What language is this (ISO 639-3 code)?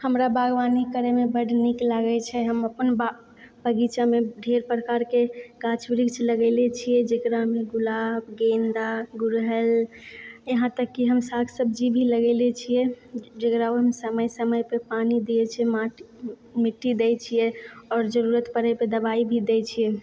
mai